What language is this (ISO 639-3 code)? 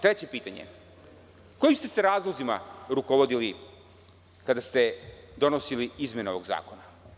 srp